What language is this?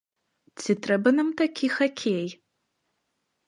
Belarusian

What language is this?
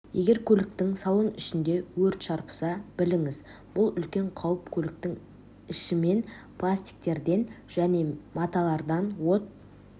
Kazakh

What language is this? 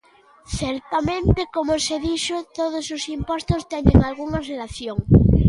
Galician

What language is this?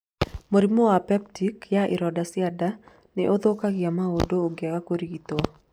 Kikuyu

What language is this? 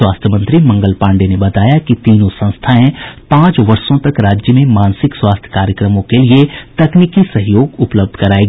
Hindi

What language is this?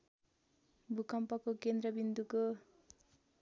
Nepali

